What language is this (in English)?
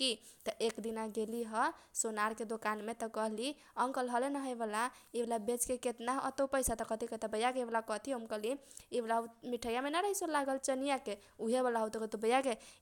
Kochila Tharu